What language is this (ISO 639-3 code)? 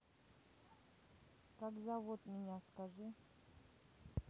rus